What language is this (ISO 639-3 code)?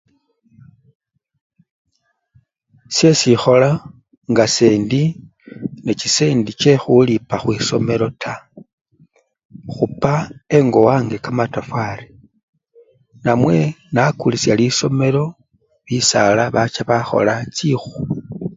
luy